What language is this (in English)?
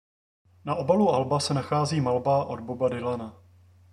Czech